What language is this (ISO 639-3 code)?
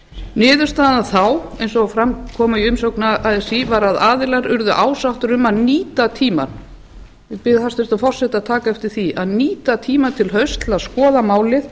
isl